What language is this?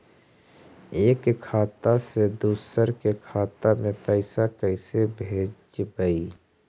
Magahi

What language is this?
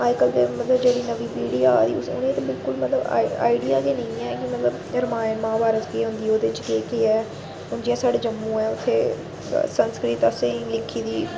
Dogri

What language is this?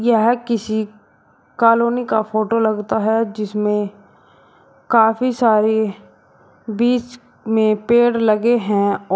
Hindi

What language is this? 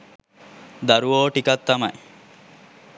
Sinhala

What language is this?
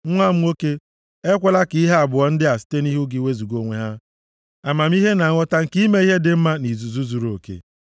Igbo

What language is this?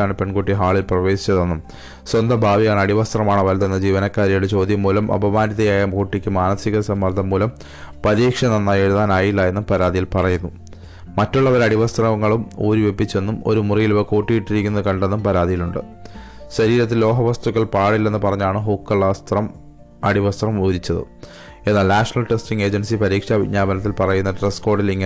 Malayalam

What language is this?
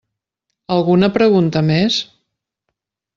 Catalan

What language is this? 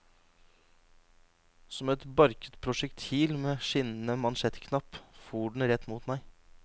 Norwegian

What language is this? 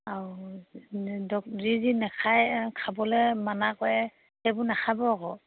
Assamese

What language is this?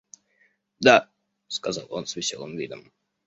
Russian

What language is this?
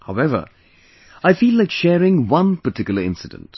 English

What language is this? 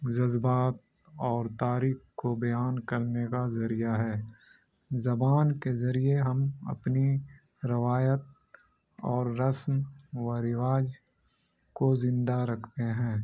Urdu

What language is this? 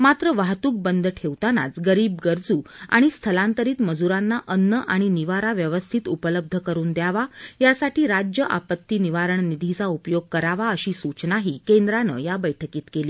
Marathi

